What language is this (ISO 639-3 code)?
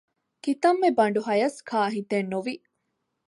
div